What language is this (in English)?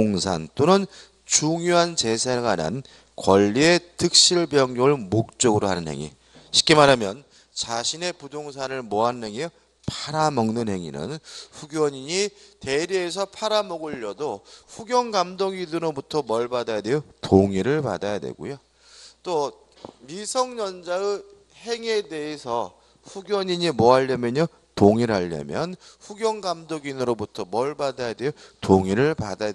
Korean